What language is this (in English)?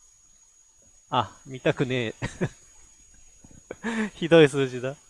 Japanese